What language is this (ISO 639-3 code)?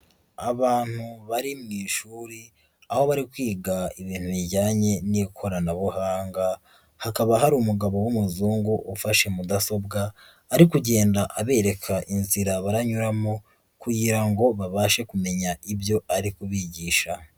kin